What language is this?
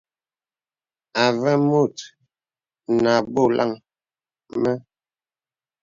Bebele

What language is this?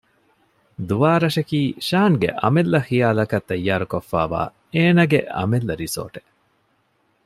Divehi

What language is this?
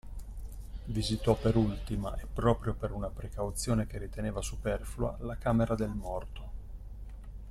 Italian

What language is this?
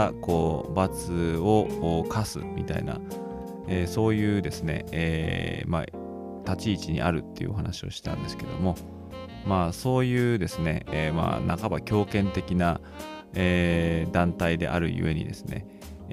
Japanese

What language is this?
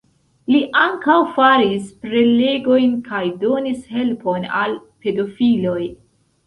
Esperanto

